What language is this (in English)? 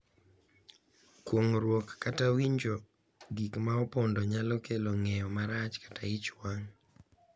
Luo (Kenya and Tanzania)